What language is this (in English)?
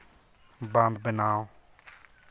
Santali